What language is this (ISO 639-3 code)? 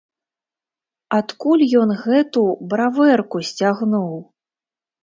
bel